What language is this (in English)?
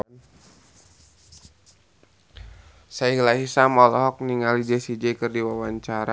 Sundanese